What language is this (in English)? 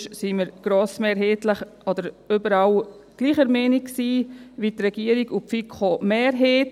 Swiss German